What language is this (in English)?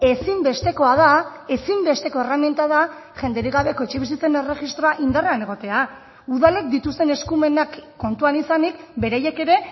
Basque